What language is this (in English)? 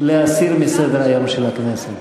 Hebrew